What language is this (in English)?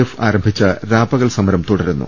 Malayalam